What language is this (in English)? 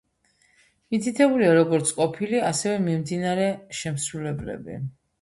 Georgian